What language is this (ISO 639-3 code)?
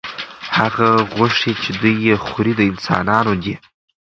pus